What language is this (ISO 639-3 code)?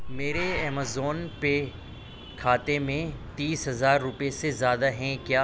urd